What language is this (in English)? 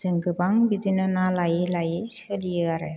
Bodo